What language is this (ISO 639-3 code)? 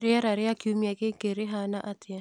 kik